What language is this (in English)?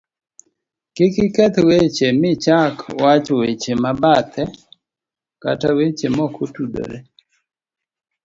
Luo (Kenya and Tanzania)